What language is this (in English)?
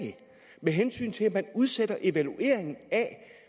Danish